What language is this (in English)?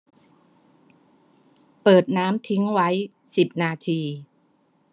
Thai